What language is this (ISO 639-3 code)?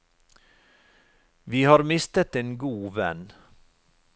nor